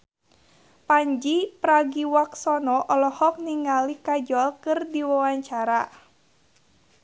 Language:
Sundanese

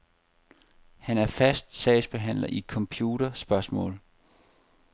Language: Danish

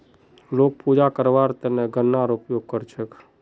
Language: Magahi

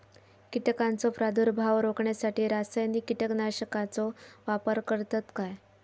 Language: Marathi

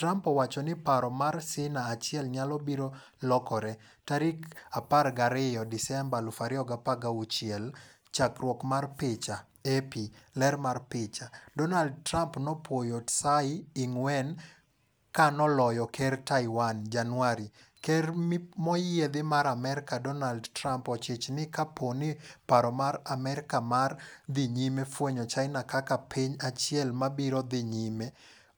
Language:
Luo (Kenya and Tanzania)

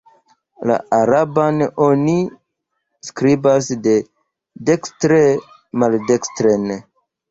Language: Esperanto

